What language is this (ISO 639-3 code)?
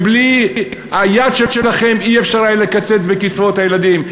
heb